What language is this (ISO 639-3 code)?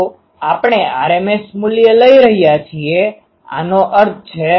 guj